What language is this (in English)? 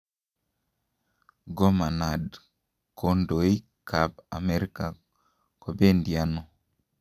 Kalenjin